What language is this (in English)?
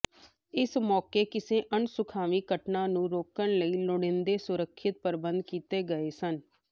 Punjabi